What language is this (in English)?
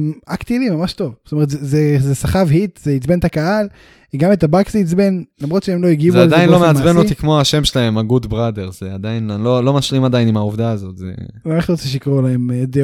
Hebrew